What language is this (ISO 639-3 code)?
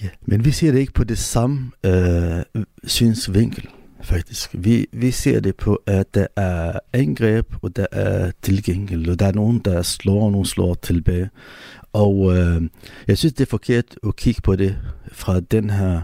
dan